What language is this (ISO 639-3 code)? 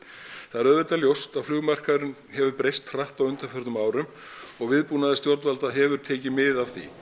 isl